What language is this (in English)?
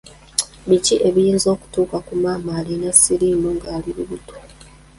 Ganda